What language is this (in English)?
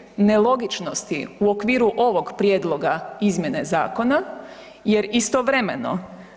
Croatian